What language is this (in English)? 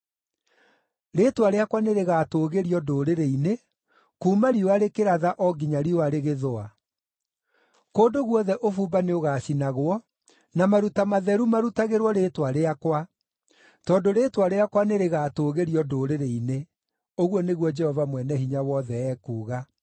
Kikuyu